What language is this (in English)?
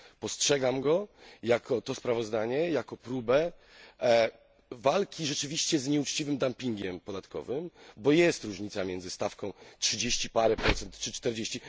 Polish